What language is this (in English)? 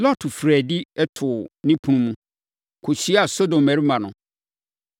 Akan